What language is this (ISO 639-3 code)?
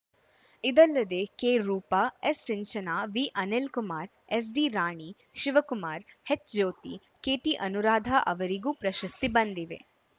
kan